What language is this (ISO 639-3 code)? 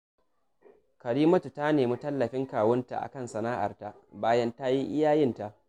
hau